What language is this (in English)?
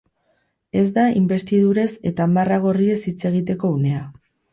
Basque